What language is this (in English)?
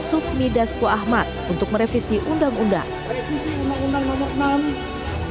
Indonesian